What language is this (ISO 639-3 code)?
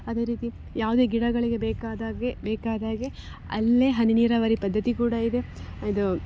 kan